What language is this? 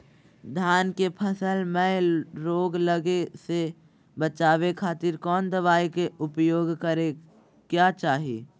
Magahi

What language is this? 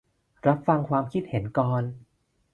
Thai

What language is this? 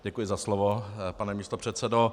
Czech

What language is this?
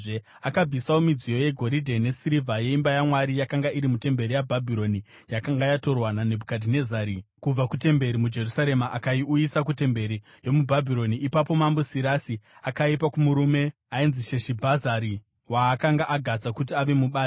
Shona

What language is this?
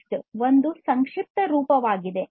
Kannada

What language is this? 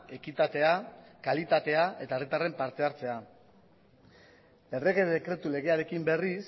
Basque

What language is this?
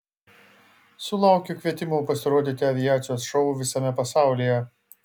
Lithuanian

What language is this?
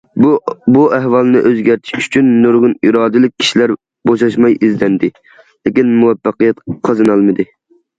Uyghur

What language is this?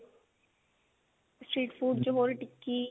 Punjabi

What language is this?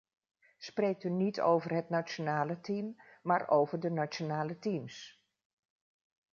Dutch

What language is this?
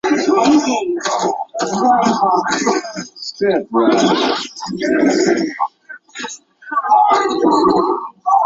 Chinese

